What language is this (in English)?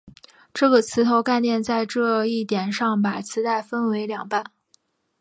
Chinese